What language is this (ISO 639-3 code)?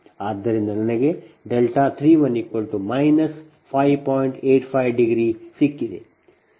kan